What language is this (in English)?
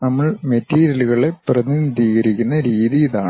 Malayalam